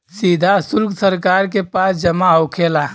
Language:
Bhojpuri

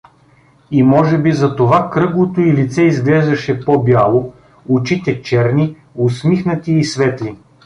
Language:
Bulgarian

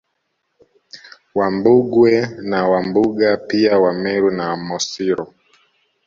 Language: Swahili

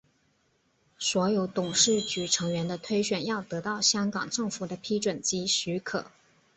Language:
Chinese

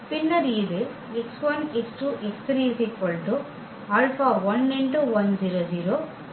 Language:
Tamil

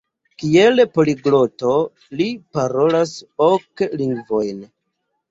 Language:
Esperanto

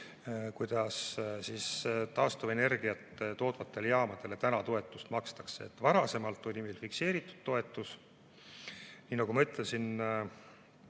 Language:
Estonian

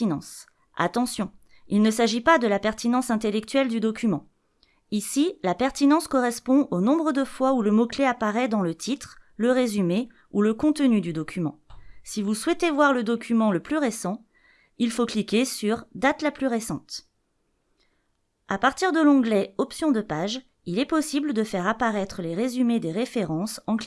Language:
French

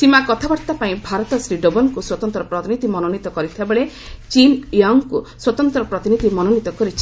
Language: Odia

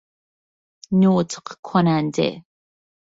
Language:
Persian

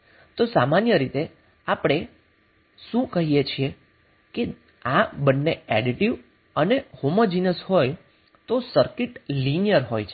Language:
Gujarati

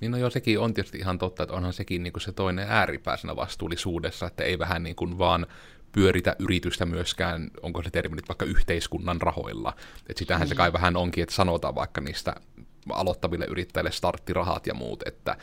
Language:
Finnish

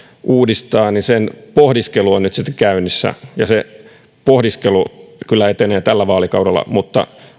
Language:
Finnish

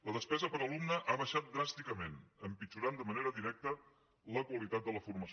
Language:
Catalan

